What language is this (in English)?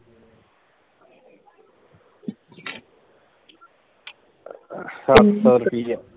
Punjabi